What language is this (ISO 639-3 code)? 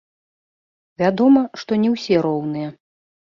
bel